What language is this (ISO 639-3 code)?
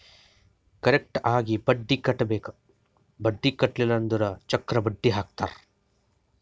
kan